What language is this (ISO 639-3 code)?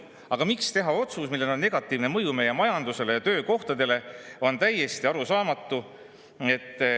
est